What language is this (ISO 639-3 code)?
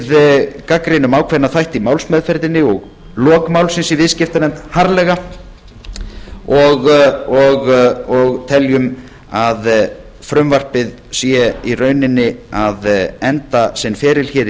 isl